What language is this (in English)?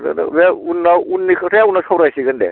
Bodo